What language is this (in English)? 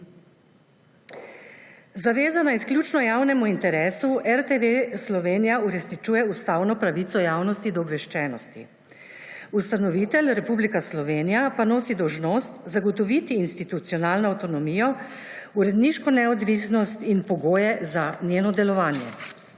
Slovenian